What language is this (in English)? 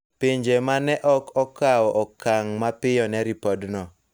Luo (Kenya and Tanzania)